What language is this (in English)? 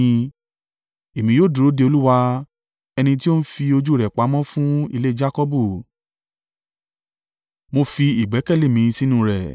Yoruba